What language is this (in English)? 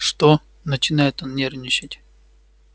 Russian